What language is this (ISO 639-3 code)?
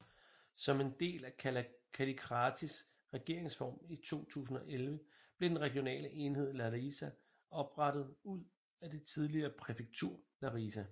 dan